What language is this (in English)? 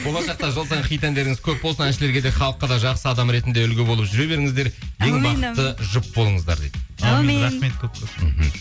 Kazakh